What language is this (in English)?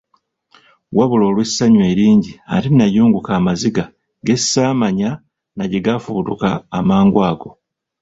Ganda